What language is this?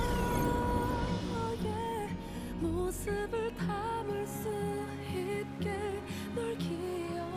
Korean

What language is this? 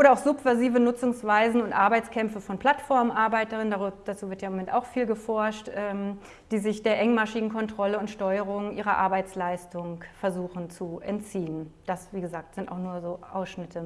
German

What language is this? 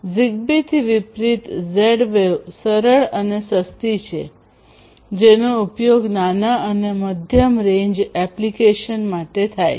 Gujarati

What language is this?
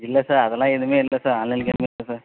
Tamil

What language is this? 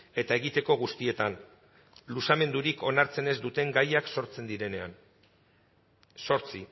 Basque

